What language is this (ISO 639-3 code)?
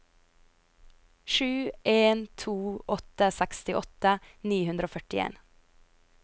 nor